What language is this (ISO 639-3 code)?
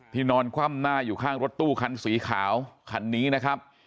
tha